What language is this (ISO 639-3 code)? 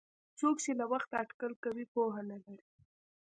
pus